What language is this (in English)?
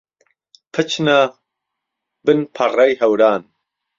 Central Kurdish